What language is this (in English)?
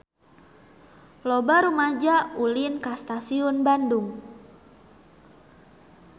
Sundanese